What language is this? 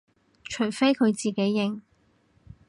Cantonese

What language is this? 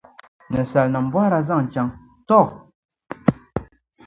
Dagbani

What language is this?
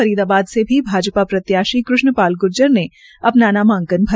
Hindi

